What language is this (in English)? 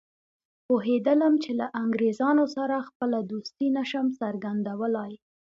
Pashto